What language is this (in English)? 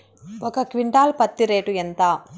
Telugu